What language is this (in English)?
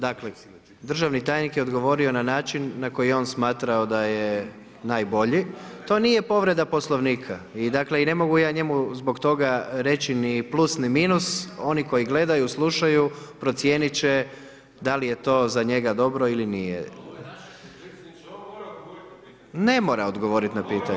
Croatian